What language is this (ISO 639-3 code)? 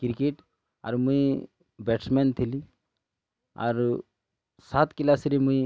ori